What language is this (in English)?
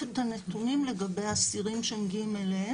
Hebrew